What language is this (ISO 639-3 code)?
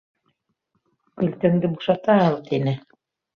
bak